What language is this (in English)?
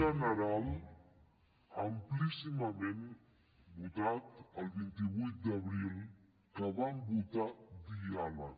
Catalan